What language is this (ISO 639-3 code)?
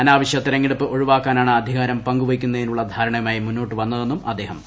mal